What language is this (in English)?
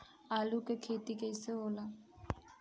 Bhojpuri